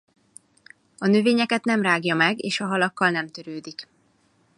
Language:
Hungarian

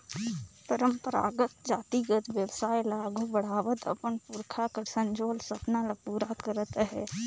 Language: Chhattisgarhi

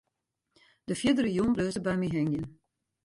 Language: Western Frisian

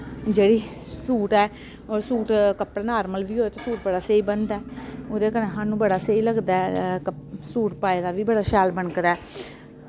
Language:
Dogri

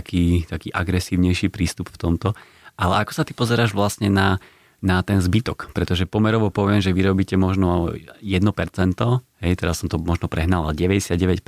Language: Slovak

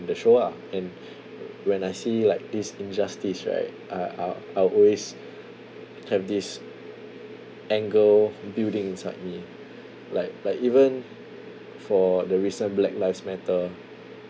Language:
English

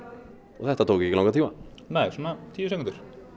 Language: Icelandic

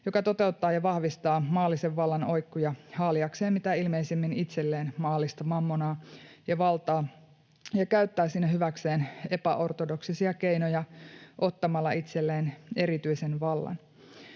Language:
Finnish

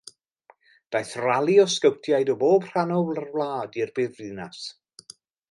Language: Welsh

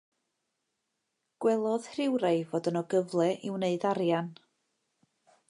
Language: Welsh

